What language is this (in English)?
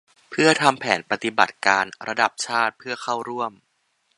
Thai